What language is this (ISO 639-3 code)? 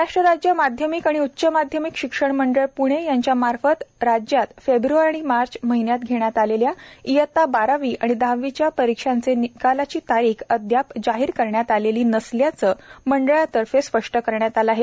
mar